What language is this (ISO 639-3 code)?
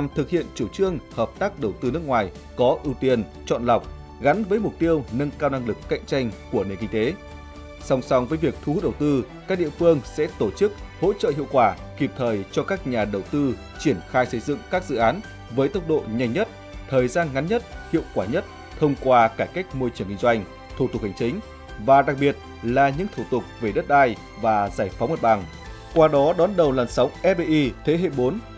vie